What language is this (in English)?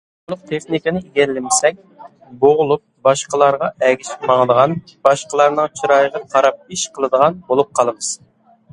Uyghur